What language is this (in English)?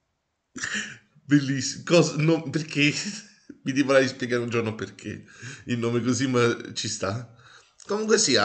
Italian